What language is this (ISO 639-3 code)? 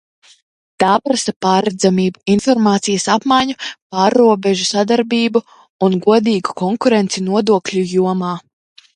lav